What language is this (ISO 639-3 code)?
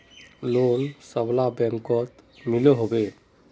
mag